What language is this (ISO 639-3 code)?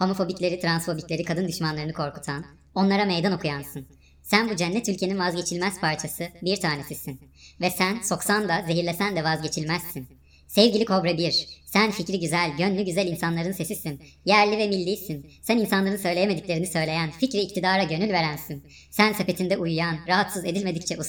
tur